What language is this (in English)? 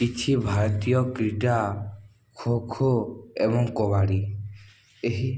Odia